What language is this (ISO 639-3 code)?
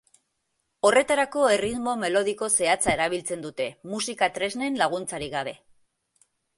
eus